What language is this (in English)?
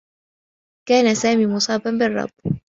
Arabic